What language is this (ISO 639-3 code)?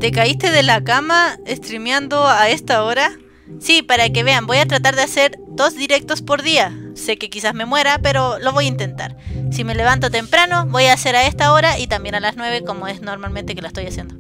spa